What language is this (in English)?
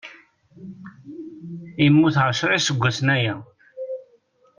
Kabyle